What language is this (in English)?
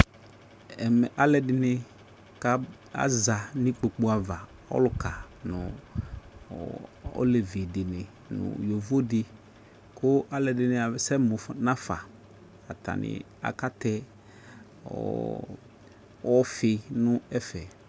Ikposo